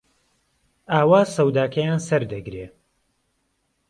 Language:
Central Kurdish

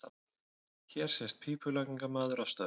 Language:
Icelandic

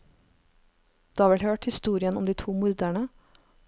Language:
Norwegian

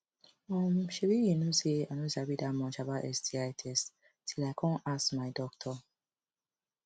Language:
Nigerian Pidgin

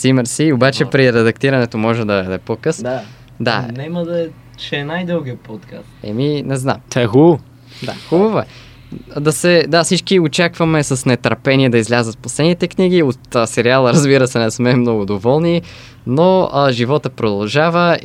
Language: Bulgarian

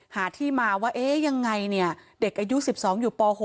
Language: Thai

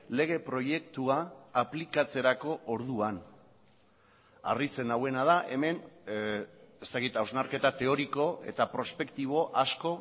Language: Basque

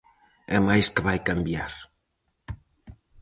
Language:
Galician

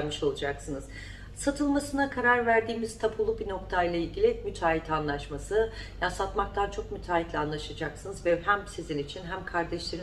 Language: Turkish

